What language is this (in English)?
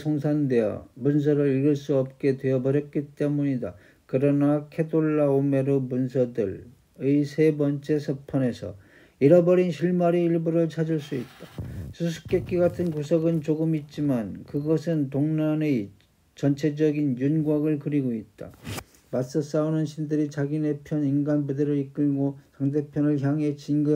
Korean